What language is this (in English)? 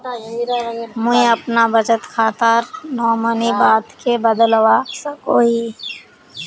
Magahi